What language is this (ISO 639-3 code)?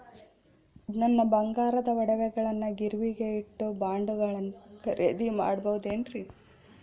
kan